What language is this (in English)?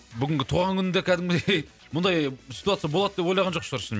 Kazakh